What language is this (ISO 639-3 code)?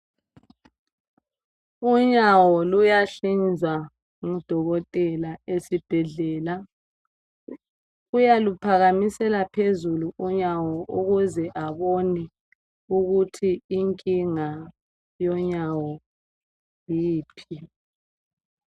nde